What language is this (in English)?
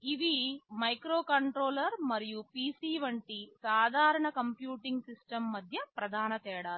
Telugu